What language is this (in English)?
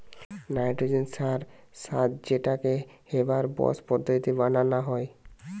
Bangla